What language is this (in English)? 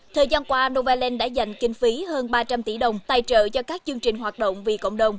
Vietnamese